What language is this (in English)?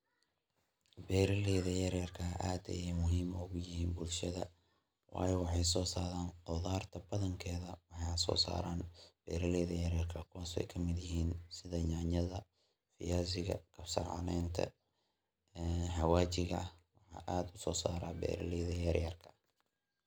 Somali